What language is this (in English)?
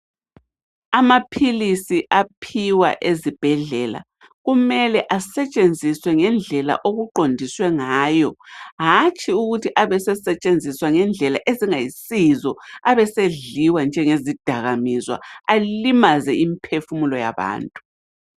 North Ndebele